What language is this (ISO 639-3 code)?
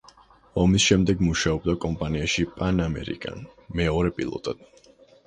kat